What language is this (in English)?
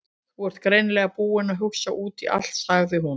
Icelandic